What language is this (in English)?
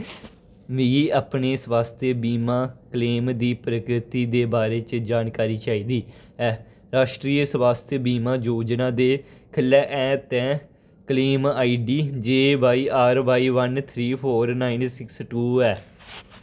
Dogri